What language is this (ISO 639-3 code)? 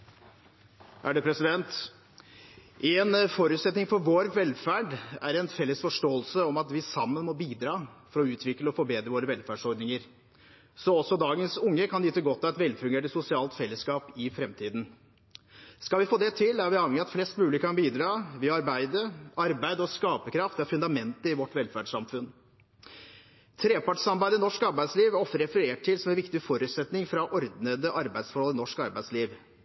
nob